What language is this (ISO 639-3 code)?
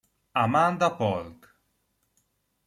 ita